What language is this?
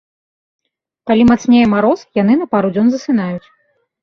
Belarusian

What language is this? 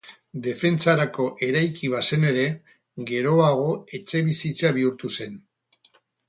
Basque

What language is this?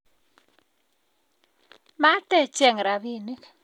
Kalenjin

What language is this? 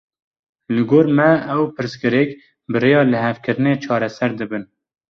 Kurdish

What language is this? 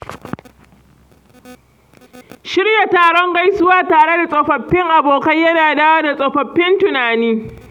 Hausa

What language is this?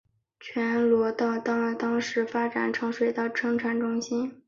Chinese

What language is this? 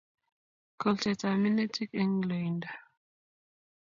Kalenjin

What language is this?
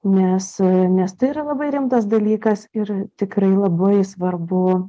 Lithuanian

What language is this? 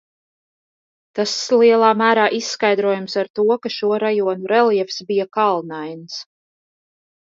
Latvian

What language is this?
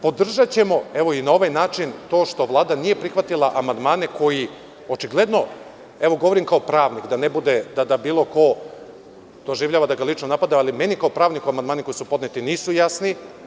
Serbian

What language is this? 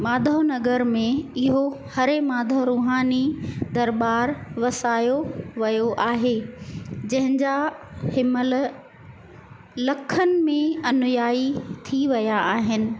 Sindhi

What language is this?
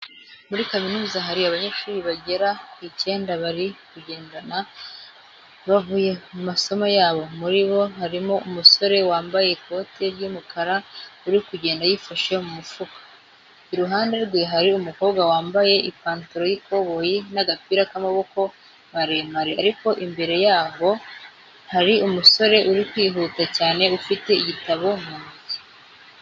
Kinyarwanda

